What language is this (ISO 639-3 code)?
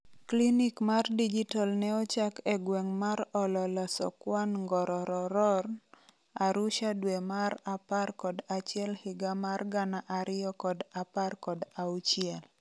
luo